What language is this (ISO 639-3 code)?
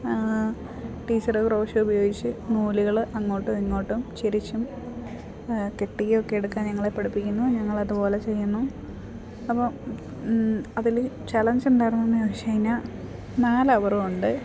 mal